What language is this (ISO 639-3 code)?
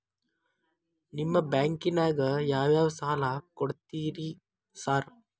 kan